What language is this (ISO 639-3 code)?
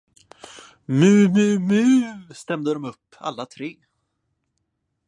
swe